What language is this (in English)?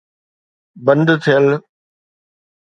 Sindhi